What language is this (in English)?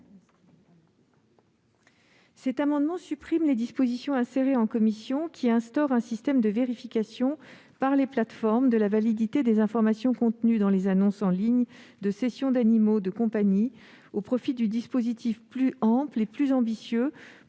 French